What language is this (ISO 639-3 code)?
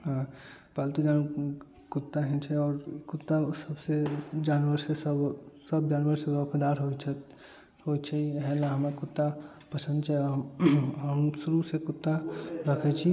mai